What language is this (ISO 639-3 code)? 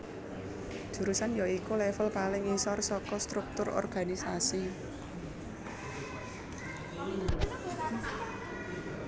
jav